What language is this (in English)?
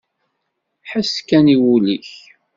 Kabyle